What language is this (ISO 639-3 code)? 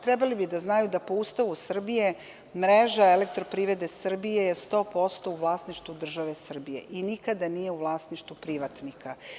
srp